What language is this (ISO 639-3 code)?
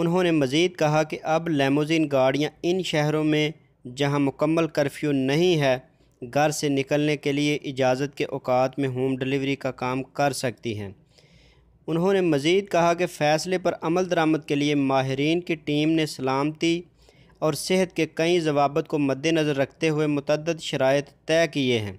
hin